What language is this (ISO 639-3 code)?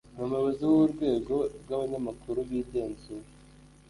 kin